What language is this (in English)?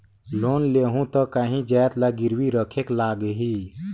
Chhattisgarhi